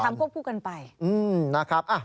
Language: Thai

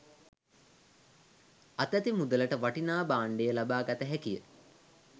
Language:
Sinhala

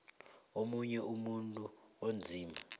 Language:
South Ndebele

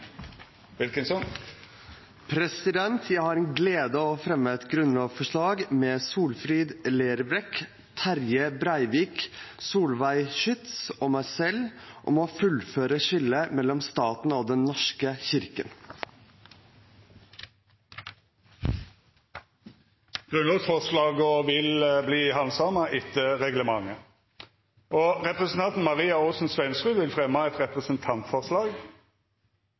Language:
Norwegian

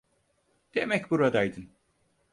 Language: Turkish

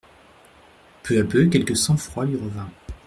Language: French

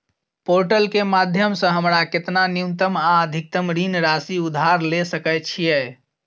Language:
Maithili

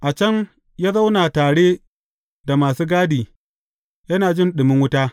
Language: Hausa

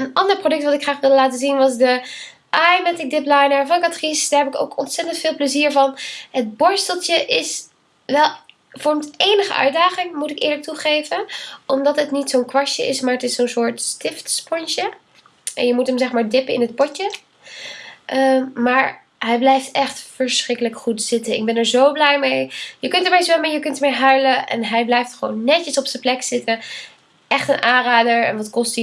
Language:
Dutch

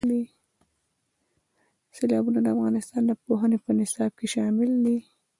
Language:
Pashto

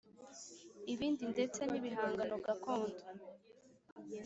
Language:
Kinyarwanda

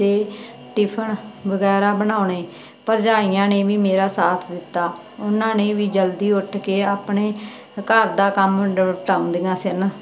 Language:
Punjabi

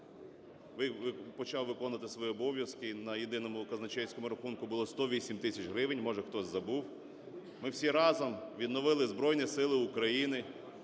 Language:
Ukrainian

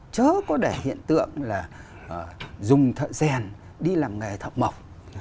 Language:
Vietnamese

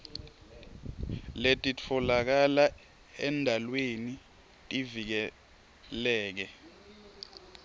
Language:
Swati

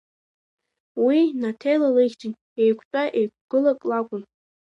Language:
Abkhazian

